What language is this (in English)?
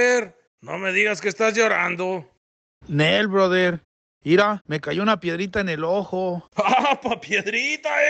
Spanish